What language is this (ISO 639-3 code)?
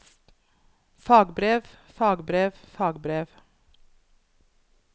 nor